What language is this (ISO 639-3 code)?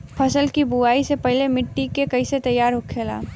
bho